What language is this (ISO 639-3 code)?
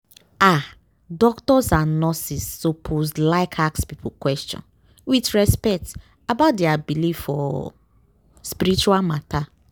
pcm